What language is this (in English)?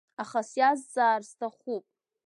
Abkhazian